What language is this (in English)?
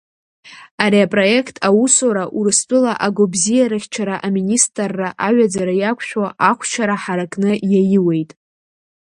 Abkhazian